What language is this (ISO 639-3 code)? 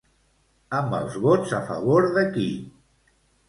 cat